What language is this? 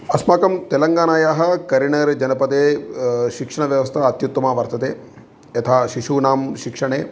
Sanskrit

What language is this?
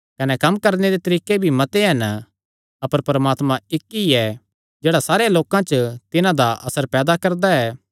Kangri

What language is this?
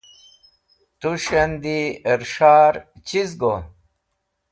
Wakhi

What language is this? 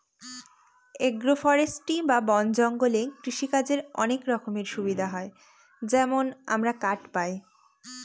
Bangla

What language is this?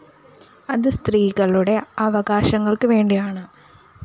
Malayalam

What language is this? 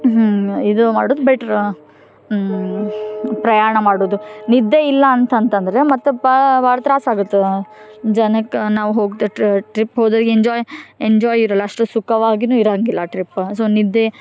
Kannada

